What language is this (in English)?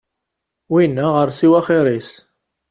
Kabyle